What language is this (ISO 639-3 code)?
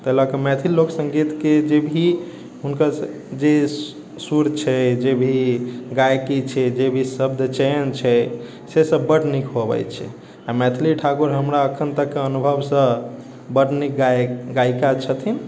mai